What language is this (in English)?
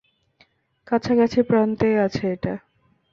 Bangla